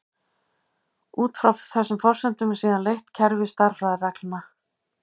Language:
Icelandic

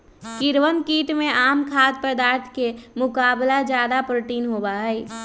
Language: Magahi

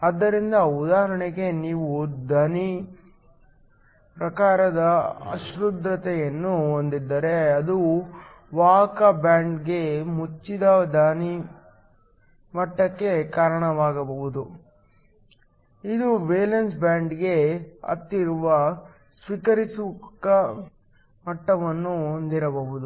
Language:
Kannada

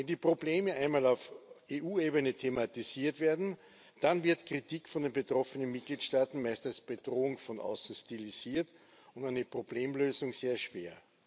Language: German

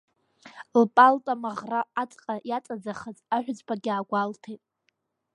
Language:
Abkhazian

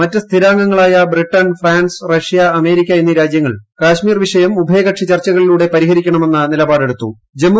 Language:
Malayalam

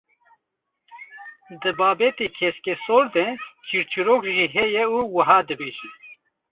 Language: Kurdish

